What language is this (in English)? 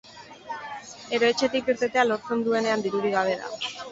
Basque